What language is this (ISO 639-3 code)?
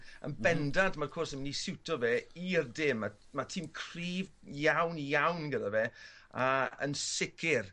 cym